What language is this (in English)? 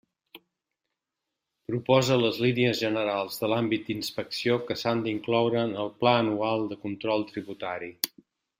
Catalan